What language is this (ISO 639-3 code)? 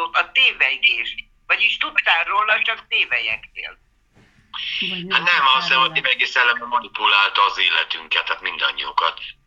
hun